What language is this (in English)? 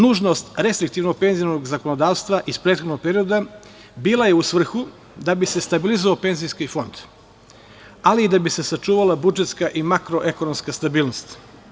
Serbian